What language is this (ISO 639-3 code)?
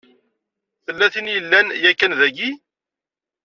kab